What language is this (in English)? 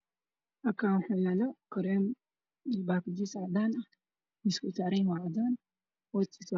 Somali